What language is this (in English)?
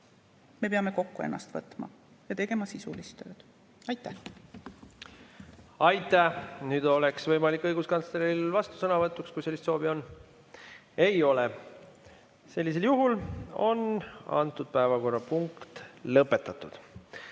Estonian